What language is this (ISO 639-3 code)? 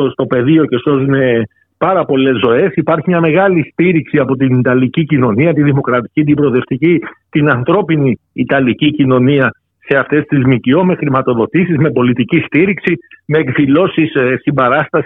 ell